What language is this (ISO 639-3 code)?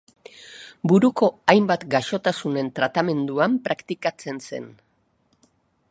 eus